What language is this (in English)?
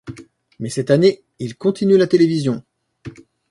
French